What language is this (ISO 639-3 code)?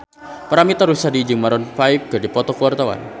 sun